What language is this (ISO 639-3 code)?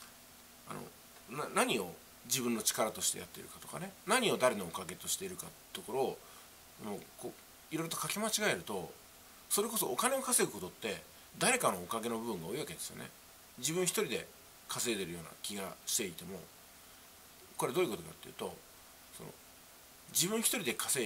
jpn